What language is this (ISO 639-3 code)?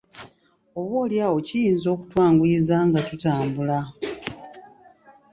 lug